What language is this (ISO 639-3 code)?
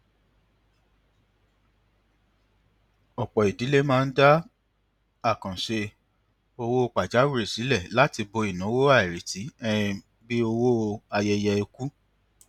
yor